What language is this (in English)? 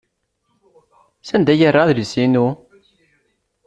Kabyle